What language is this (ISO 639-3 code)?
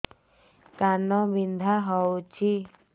ori